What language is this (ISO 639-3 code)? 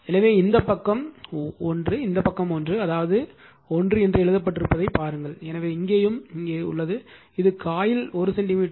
tam